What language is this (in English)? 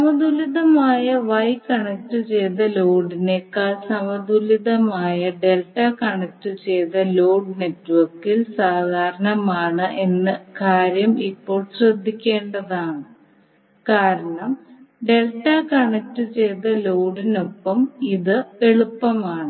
Malayalam